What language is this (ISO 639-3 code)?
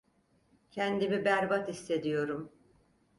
tur